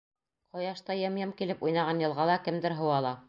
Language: Bashkir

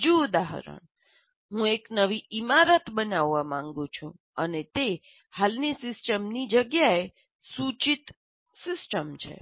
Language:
Gujarati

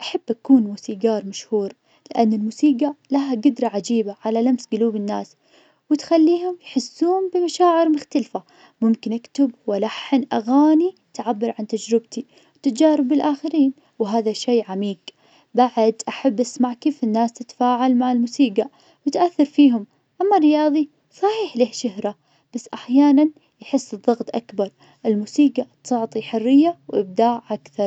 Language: Najdi Arabic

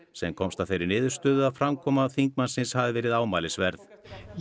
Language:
Icelandic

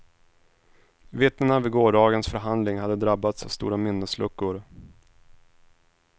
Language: Swedish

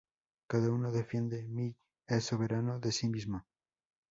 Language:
Spanish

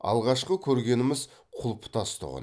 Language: Kazakh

